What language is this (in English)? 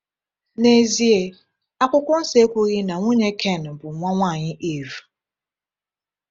Igbo